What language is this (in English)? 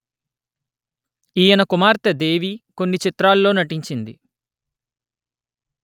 Telugu